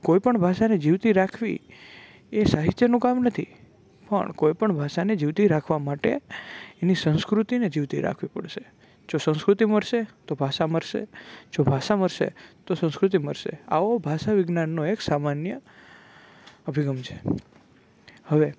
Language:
Gujarati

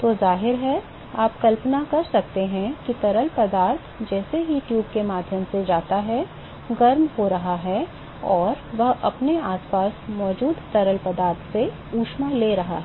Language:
Hindi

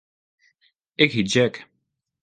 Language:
Western Frisian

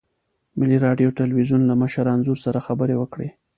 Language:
Pashto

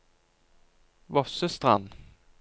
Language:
Norwegian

